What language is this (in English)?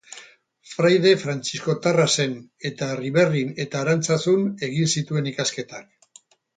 Basque